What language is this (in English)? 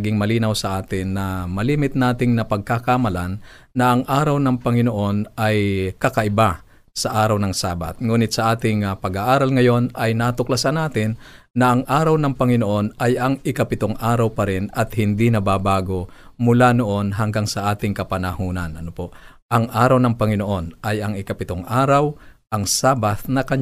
Filipino